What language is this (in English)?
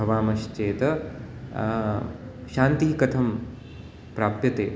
Sanskrit